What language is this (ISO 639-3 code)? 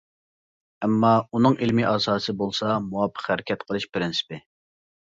uig